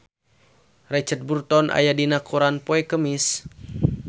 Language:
Sundanese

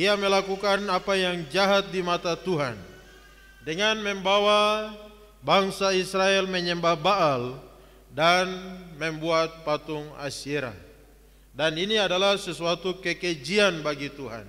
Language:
Indonesian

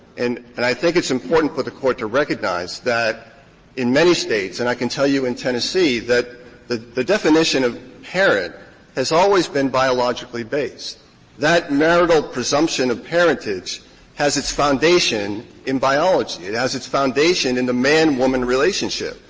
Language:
English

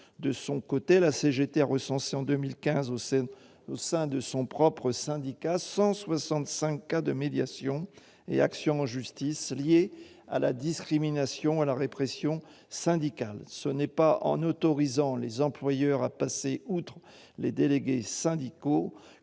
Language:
French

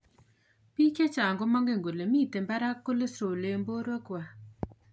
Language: Kalenjin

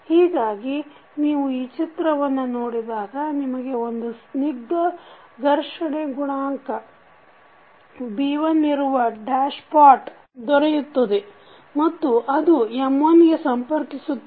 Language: Kannada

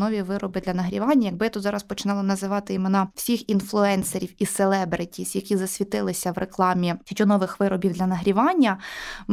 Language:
Ukrainian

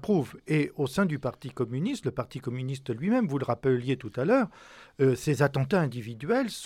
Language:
French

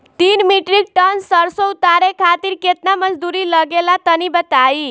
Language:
Bhojpuri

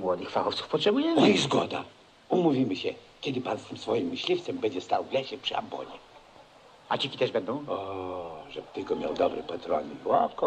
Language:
Polish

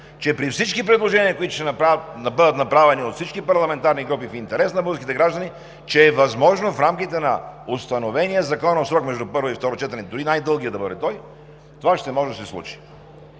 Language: Bulgarian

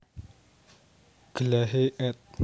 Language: Javanese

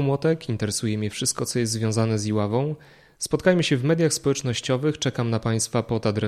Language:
Polish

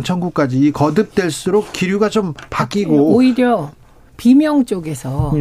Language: Korean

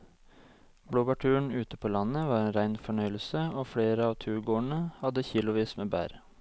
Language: Norwegian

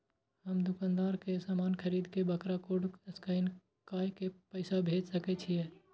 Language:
Maithili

